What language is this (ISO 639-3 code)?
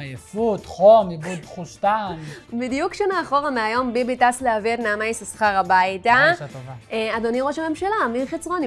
heb